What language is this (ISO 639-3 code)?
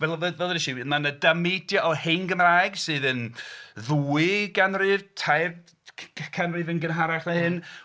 cym